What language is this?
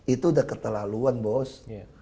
Indonesian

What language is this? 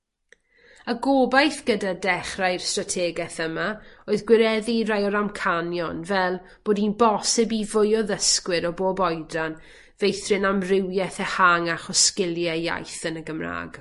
Welsh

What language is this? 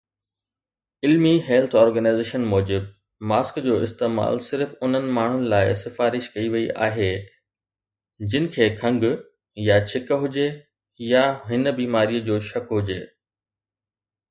Sindhi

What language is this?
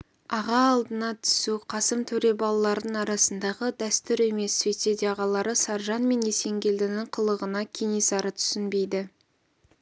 Kazakh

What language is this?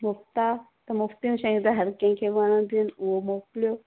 Sindhi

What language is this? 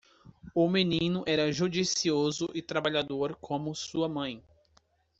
Portuguese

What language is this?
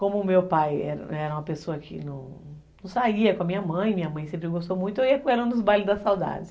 Portuguese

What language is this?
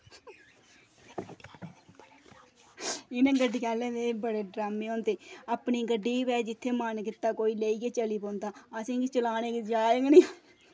Dogri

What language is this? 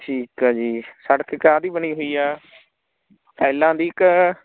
Punjabi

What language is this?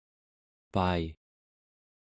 Central Yupik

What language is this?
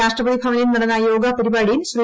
Malayalam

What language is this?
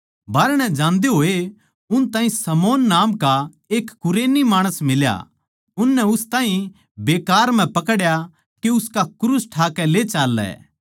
Haryanvi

